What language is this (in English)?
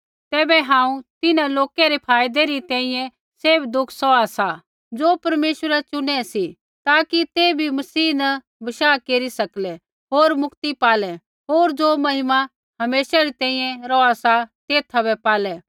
Kullu Pahari